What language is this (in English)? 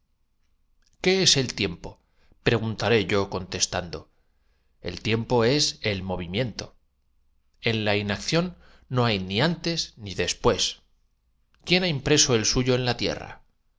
Spanish